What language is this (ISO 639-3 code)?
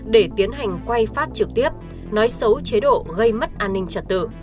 vie